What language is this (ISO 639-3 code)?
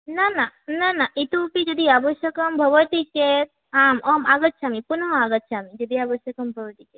san